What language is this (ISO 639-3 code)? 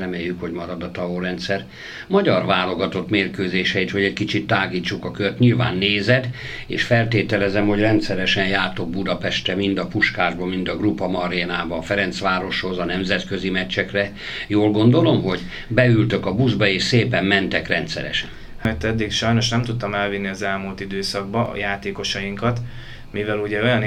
hun